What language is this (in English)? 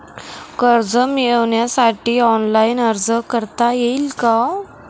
Marathi